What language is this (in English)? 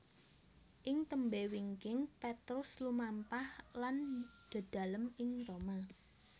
Javanese